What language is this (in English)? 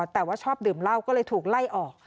Thai